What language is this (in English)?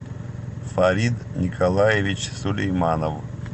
Russian